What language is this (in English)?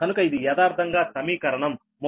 Telugu